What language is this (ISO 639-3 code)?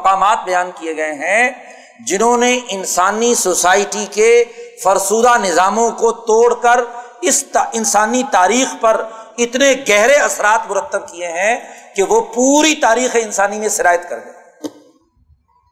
urd